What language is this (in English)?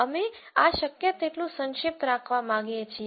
Gujarati